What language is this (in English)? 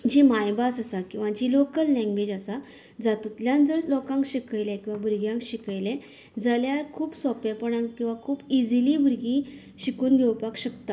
Konkani